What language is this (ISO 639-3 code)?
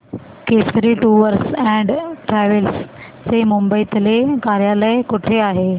mar